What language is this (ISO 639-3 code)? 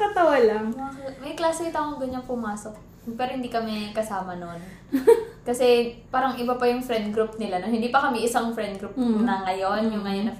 fil